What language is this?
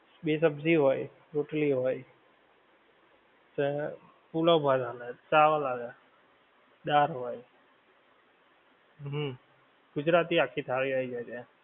Gujarati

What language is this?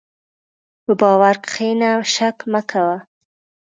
Pashto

